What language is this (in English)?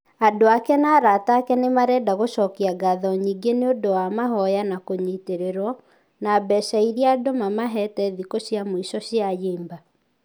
Kikuyu